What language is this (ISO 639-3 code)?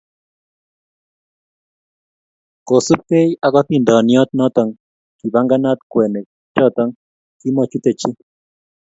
kln